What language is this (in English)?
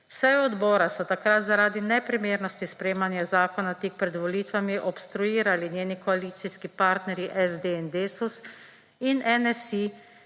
Slovenian